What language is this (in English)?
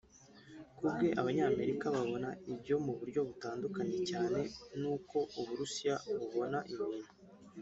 Kinyarwanda